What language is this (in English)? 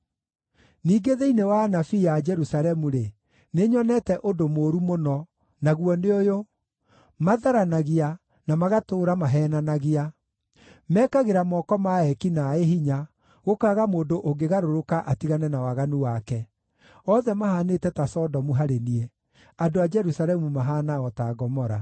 Kikuyu